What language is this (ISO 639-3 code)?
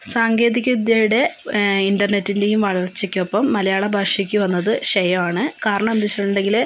mal